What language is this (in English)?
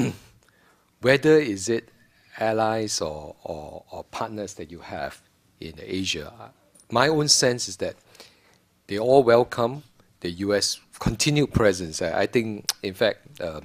English